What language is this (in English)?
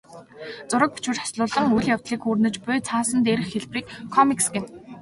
Mongolian